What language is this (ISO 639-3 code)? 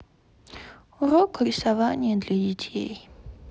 rus